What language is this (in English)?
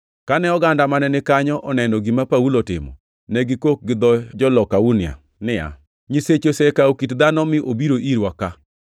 Luo (Kenya and Tanzania)